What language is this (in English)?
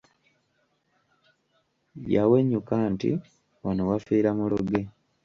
Ganda